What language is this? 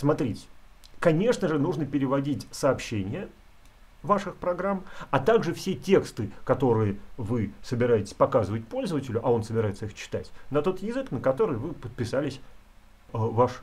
Russian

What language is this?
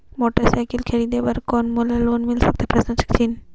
Chhattisgarhi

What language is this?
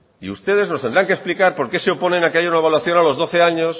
Spanish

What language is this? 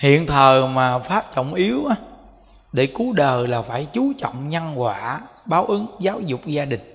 Vietnamese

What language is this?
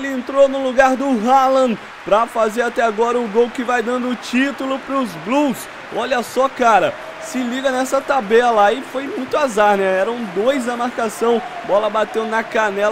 Portuguese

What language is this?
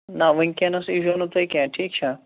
Kashmiri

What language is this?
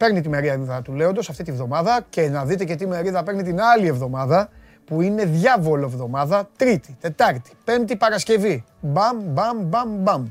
Greek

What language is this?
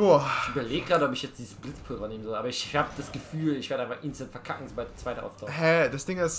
German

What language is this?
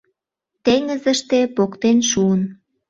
Mari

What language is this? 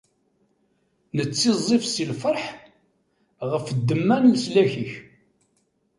Kabyle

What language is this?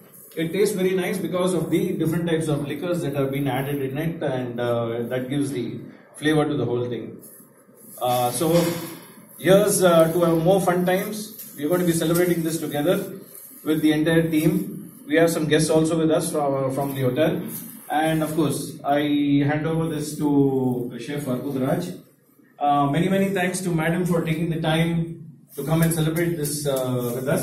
English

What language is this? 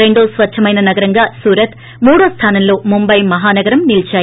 Telugu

